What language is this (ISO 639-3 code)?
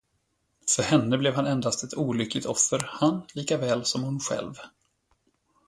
swe